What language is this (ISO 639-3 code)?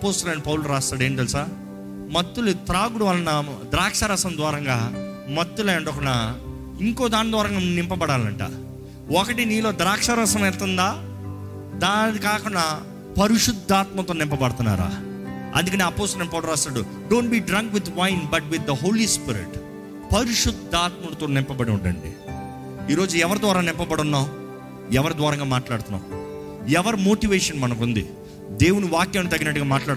tel